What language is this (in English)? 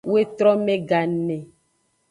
Aja (Benin)